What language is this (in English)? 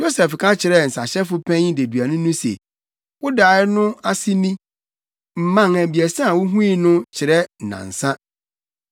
Akan